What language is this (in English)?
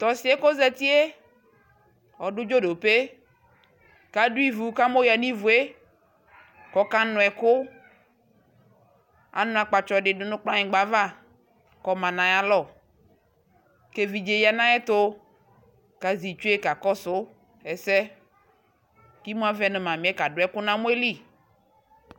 Ikposo